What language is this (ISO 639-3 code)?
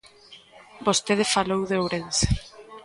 glg